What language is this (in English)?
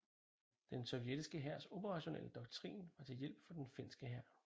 Danish